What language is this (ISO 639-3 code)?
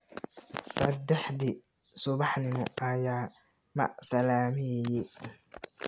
som